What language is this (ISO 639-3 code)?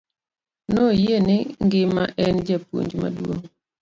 luo